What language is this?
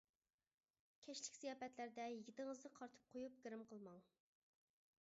Uyghur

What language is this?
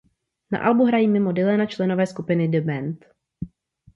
Czech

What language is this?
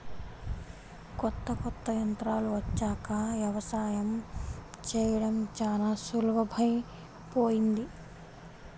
Telugu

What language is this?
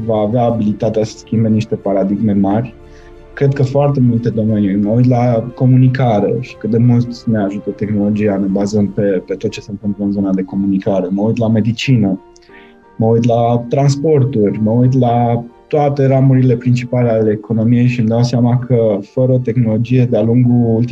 Romanian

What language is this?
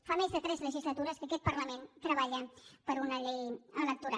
Catalan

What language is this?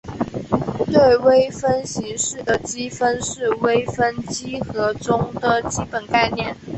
Chinese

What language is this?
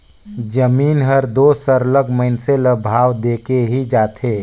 Chhattisgarhi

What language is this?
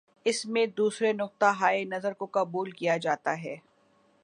Urdu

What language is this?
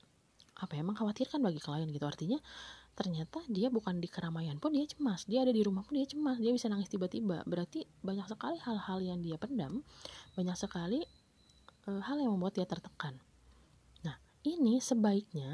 Indonesian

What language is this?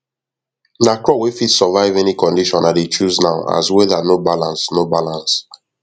Nigerian Pidgin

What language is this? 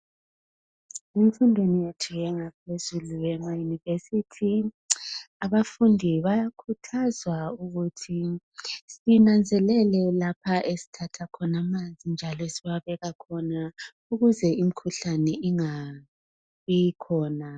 North Ndebele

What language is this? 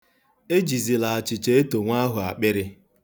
Igbo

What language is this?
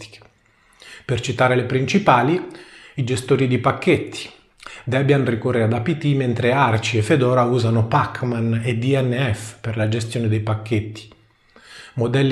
Italian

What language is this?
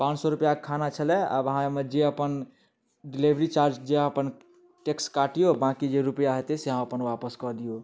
Maithili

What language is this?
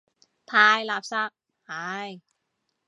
Cantonese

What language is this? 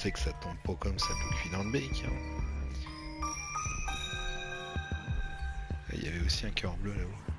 French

